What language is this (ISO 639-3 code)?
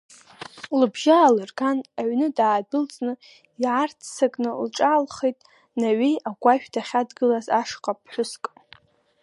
abk